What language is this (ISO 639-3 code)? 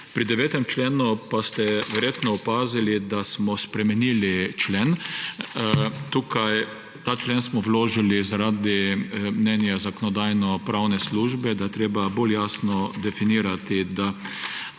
slv